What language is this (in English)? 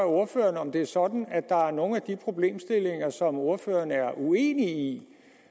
Danish